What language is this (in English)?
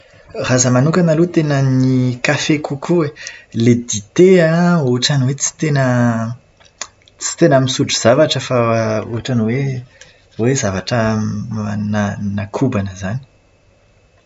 Malagasy